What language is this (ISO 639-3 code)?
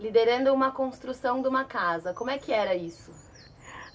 por